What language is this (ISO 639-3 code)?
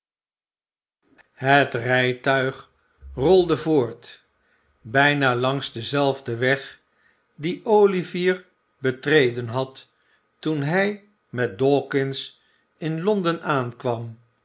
nld